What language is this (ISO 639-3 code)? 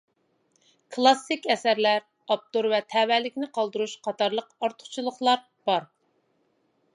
uig